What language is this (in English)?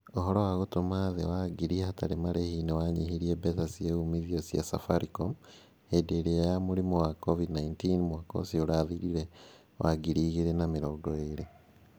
Kikuyu